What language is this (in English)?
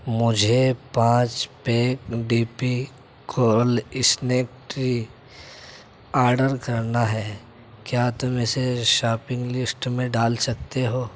Urdu